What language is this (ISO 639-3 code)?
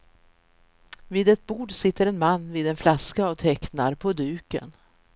swe